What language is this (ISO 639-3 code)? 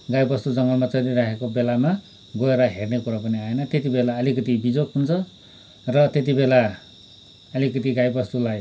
nep